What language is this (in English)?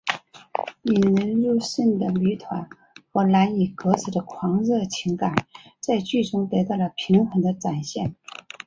Chinese